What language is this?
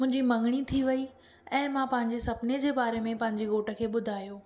Sindhi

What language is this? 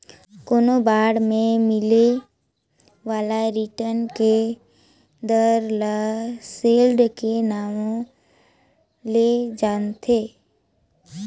Chhattisgarhi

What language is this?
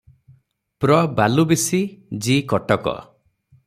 Odia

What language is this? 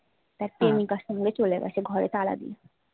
Bangla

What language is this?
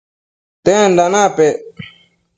Matsés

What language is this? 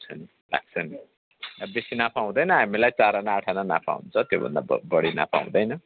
Nepali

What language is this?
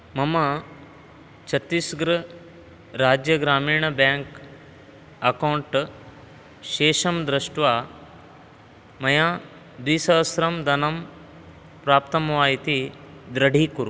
Sanskrit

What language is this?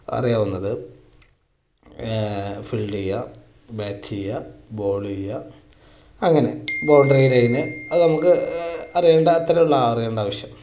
Malayalam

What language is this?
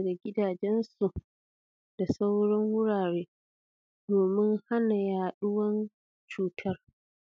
Hausa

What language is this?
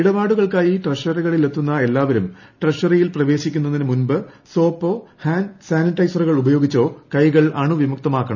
Malayalam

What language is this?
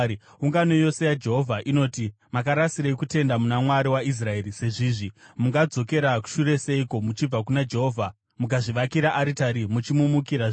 Shona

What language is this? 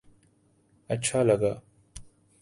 Urdu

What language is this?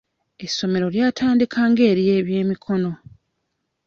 Ganda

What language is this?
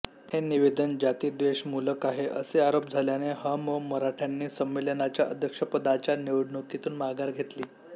Marathi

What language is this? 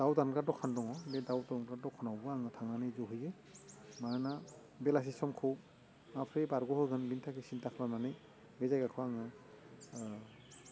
Bodo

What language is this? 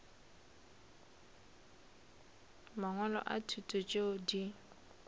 Northern Sotho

